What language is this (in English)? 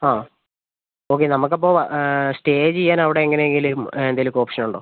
Malayalam